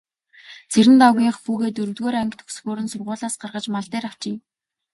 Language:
Mongolian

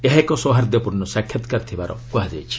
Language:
Odia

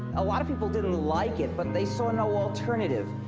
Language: English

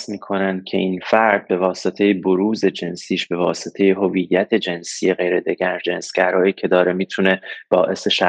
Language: Persian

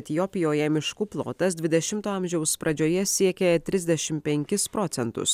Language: Lithuanian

